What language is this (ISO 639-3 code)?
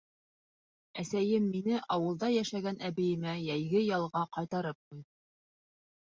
bak